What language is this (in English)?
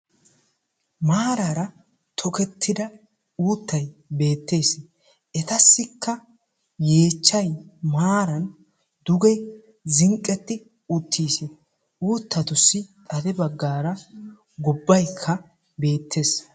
Wolaytta